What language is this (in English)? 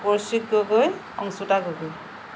Assamese